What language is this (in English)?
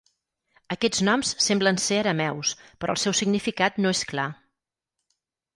Catalan